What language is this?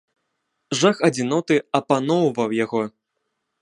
Belarusian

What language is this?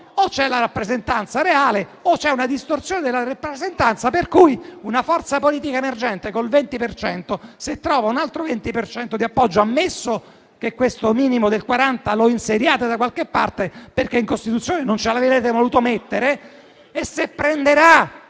Italian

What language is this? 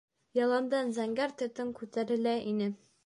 Bashkir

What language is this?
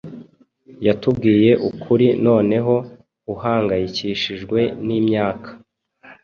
Kinyarwanda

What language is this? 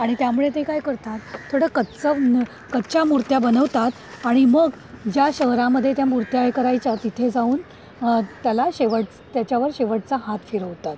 Marathi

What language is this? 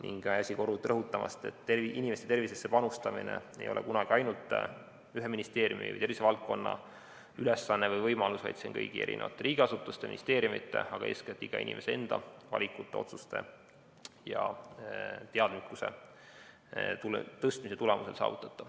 Estonian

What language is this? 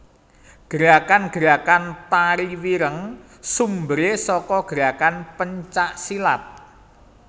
Javanese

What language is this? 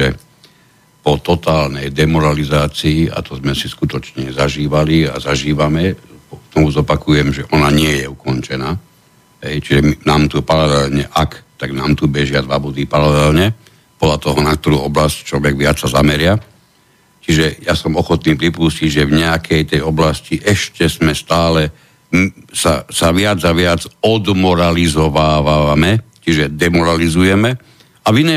Slovak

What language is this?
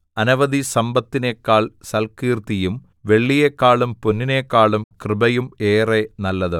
Malayalam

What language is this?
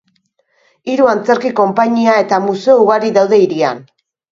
Basque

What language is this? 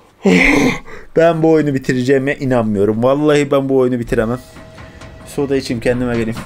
Turkish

